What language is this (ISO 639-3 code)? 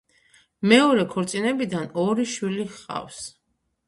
kat